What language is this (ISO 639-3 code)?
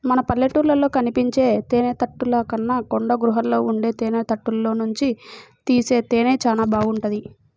tel